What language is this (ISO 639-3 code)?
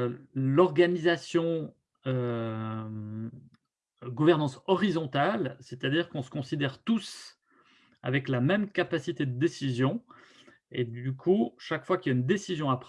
fra